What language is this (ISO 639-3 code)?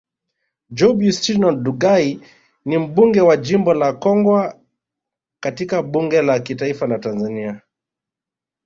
swa